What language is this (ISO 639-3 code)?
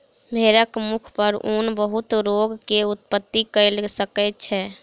mai